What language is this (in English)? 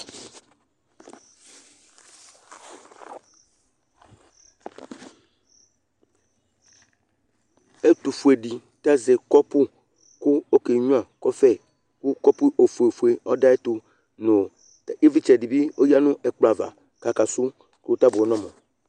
Ikposo